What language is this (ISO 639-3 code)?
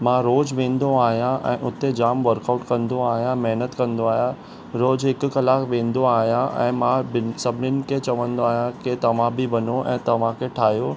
snd